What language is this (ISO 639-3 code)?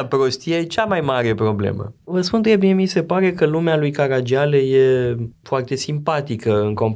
ron